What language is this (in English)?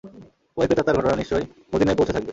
Bangla